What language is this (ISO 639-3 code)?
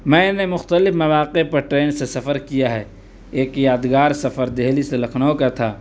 urd